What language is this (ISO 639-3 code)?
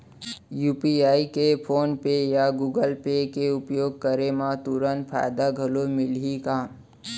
hne